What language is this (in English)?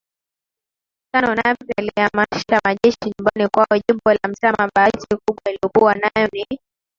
Swahili